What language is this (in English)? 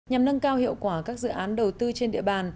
Vietnamese